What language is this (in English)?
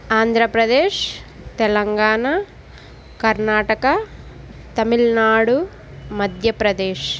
Telugu